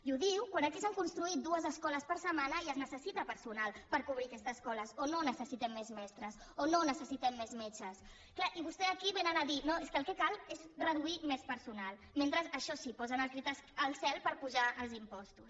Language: Catalan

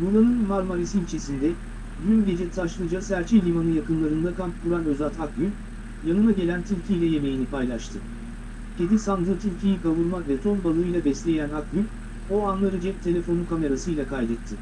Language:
Turkish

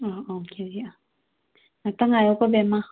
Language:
Manipuri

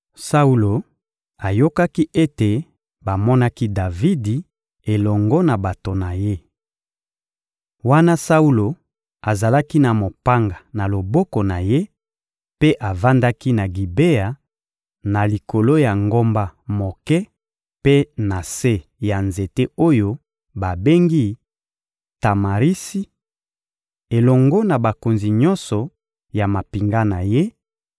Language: Lingala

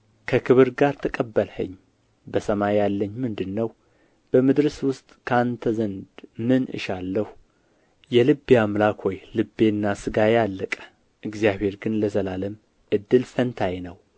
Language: Amharic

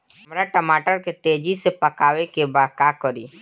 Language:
Bhojpuri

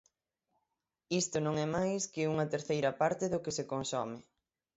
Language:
Galician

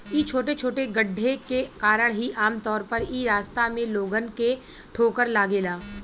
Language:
Bhojpuri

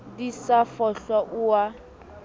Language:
Southern Sotho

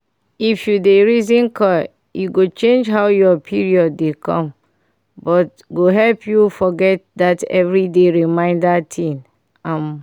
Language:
Nigerian Pidgin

